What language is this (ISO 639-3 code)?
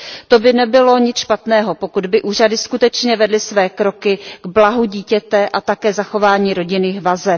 ces